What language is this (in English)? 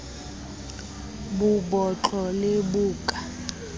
Southern Sotho